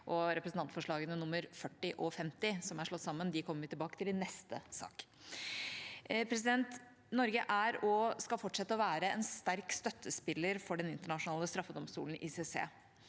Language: Norwegian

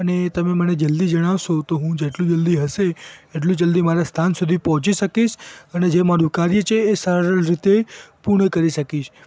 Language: Gujarati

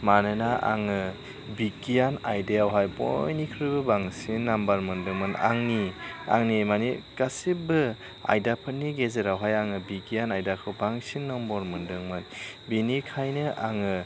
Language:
Bodo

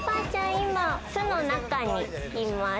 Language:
Japanese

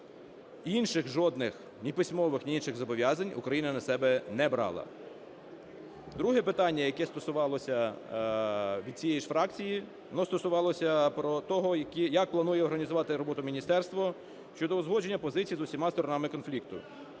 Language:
Ukrainian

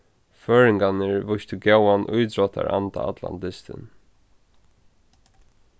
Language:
Faroese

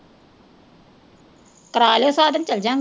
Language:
Punjabi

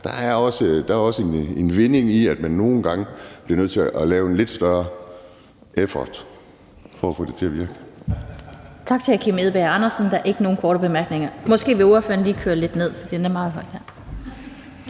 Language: Danish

